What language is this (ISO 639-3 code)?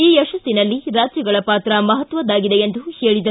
kan